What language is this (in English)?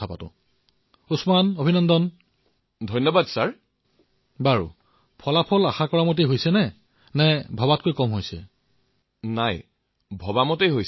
Assamese